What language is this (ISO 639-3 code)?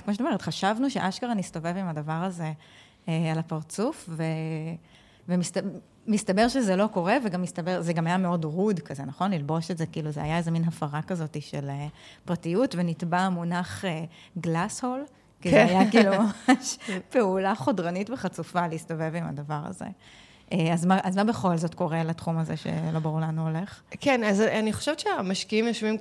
heb